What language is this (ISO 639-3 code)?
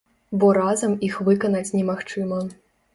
bel